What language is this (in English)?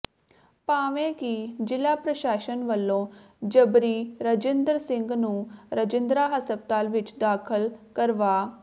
Punjabi